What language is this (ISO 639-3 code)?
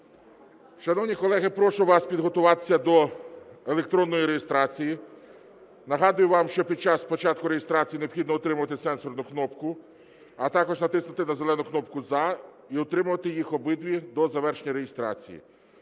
ukr